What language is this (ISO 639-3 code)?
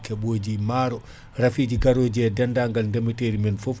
ful